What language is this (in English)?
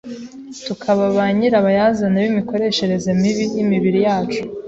Kinyarwanda